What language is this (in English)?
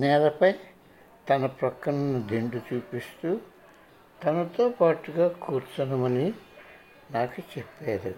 Telugu